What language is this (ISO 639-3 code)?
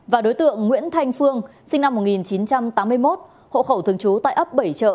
vie